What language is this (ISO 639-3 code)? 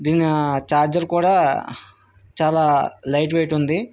tel